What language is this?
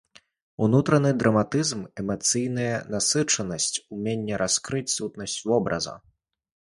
Belarusian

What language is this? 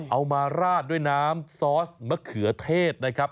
Thai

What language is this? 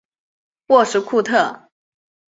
Chinese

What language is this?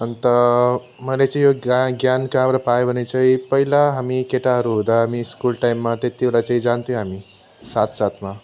Nepali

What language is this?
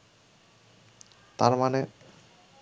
Bangla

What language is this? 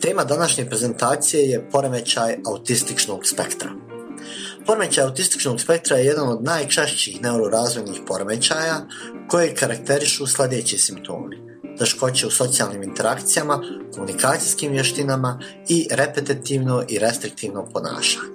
Croatian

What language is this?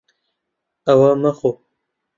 Central Kurdish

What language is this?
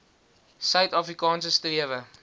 Afrikaans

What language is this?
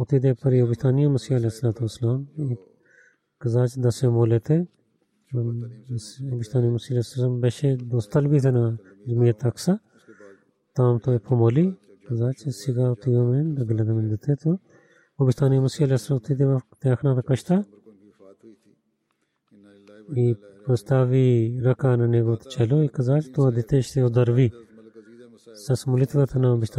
Bulgarian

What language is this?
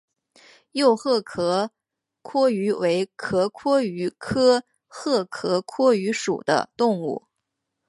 Chinese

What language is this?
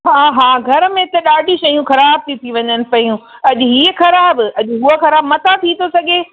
Sindhi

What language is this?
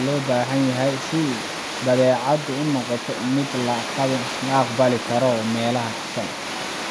Somali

